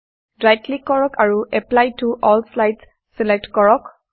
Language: Assamese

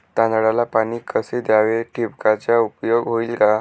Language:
Marathi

